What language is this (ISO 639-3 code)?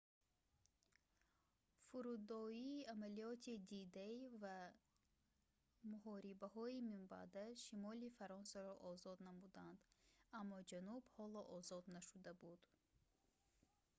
tgk